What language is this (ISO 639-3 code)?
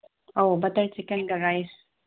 mni